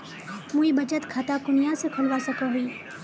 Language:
Magahi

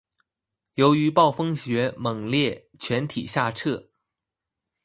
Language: Chinese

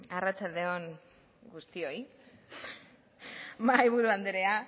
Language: Basque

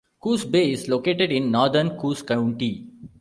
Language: English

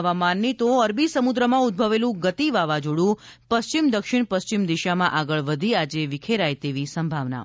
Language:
Gujarati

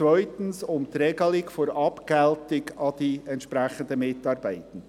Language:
Swiss German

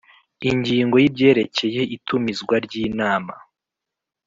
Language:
Kinyarwanda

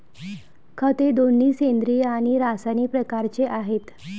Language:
Marathi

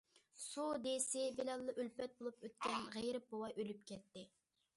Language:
Uyghur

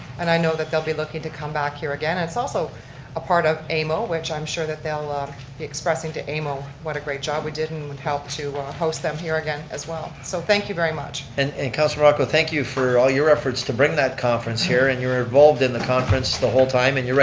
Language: English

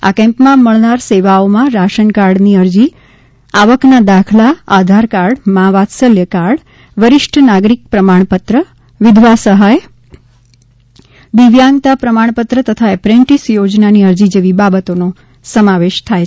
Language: Gujarati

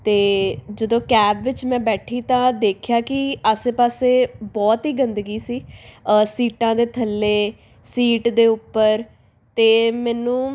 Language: Punjabi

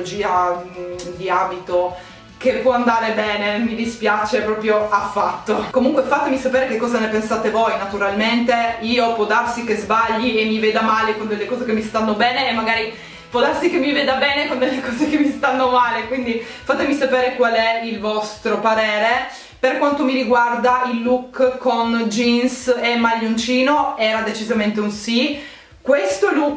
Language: Italian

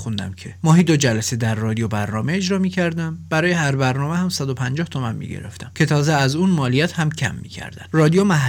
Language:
Persian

